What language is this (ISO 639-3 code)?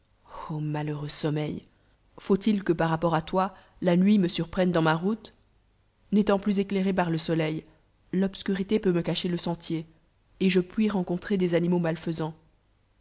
fra